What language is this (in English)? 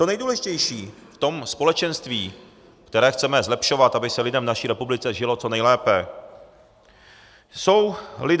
Czech